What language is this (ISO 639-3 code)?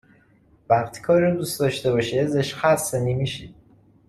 fas